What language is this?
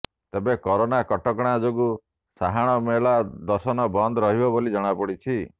Odia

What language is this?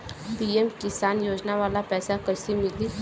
Bhojpuri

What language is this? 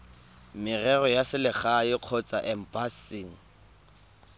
Tswana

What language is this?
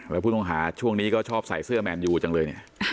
Thai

